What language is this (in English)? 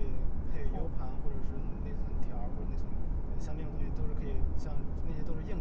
Chinese